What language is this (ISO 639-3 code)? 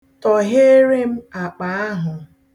ibo